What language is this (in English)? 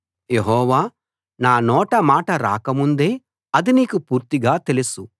Telugu